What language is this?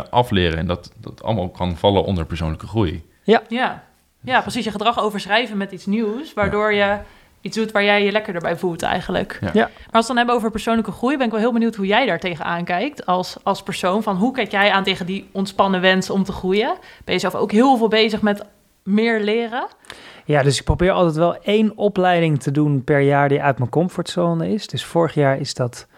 Dutch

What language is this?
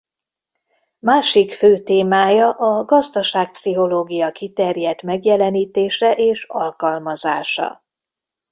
Hungarian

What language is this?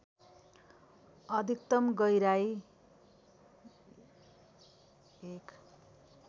Nepali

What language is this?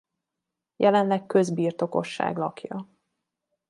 Hungarian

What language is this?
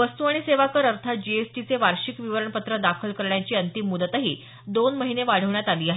Marathi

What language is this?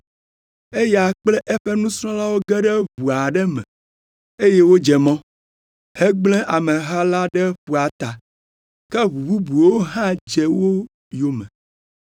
Ewe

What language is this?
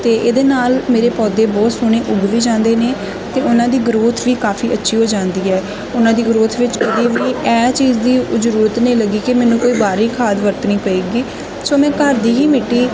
Punjabi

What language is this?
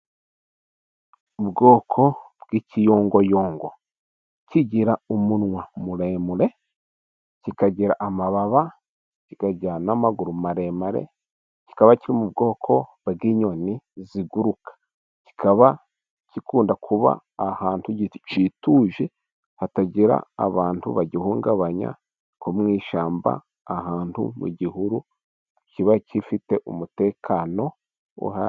Kinyarwanda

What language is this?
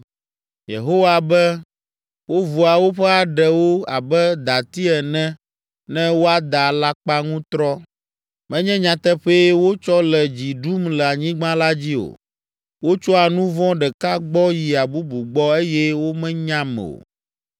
Ewe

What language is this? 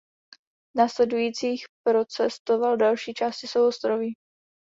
Czech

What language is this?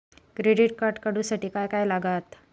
Marathi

